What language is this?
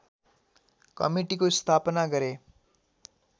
Nepali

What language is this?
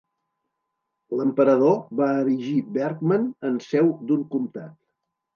Catalan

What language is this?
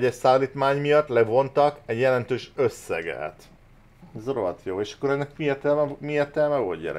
Hungarian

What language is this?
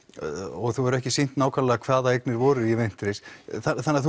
Icelandic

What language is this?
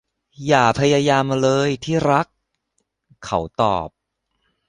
Thai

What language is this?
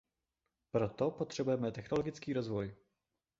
Czech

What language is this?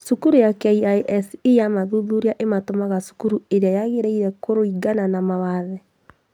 Kikuyu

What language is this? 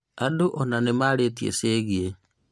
Kikuyu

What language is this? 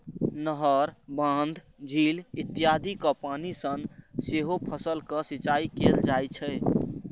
Maithili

